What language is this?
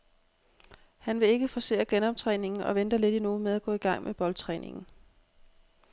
Danish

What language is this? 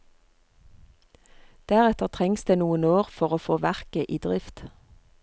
Norwegian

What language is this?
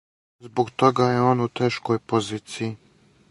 Serbian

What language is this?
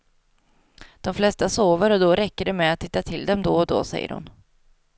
Swedish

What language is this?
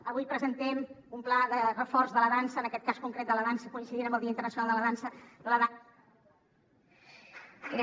Catalan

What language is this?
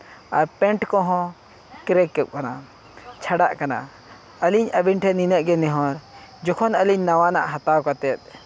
Santali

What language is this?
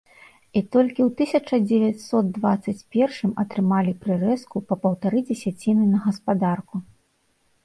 Belarusian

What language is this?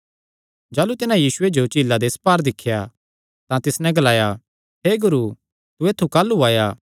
Kangri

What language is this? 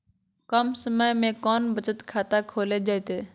Magahi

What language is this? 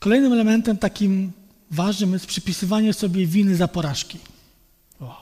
Polish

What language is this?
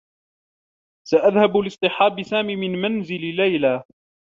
Arabic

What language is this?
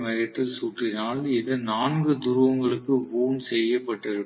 Tamil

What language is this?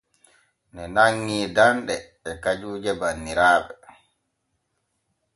Borgu Fulfulde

